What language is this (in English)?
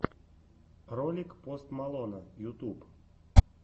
Russian